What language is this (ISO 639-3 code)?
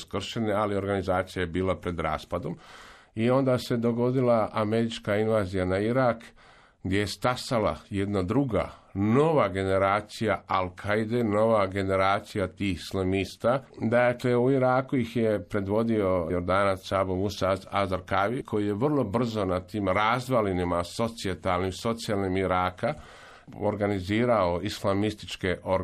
hrv